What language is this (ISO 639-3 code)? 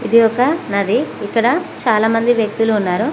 tel